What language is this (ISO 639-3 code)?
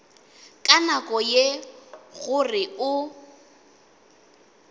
nso